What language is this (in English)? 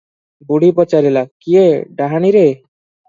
Odia